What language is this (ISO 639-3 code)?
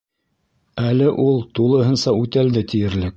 bak